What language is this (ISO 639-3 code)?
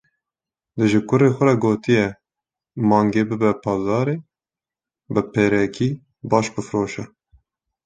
kur